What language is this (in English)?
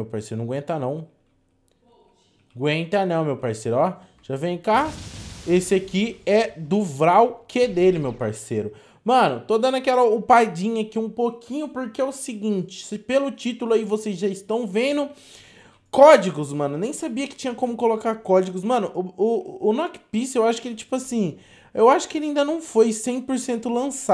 Portuguese